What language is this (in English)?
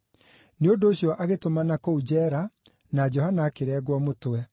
Kikuyu